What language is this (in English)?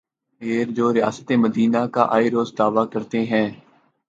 Urdu